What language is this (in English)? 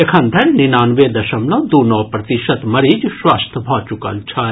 Maithili